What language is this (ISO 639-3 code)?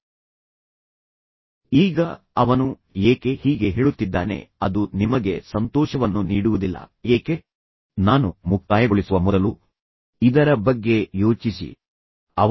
kan